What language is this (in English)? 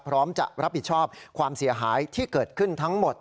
Thai